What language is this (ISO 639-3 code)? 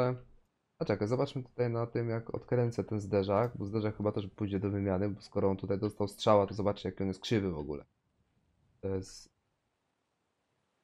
pol